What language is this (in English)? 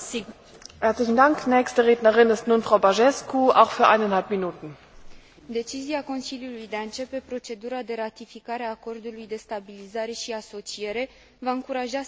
Romanian